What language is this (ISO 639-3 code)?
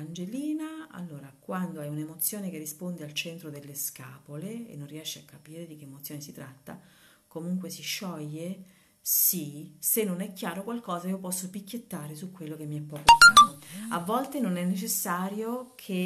ita